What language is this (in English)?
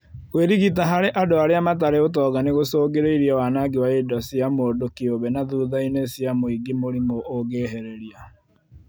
Kikuyu